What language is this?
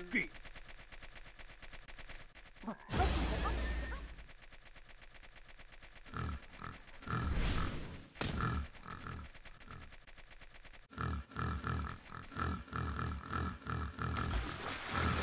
Korean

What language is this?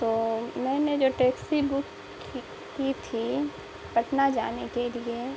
Urdu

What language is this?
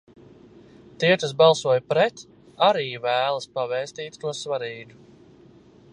Latvian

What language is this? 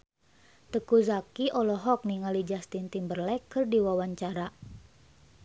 Sundanese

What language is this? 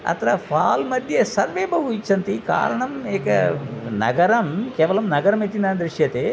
Sanskrit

